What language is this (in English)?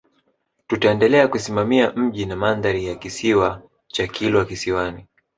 Swahili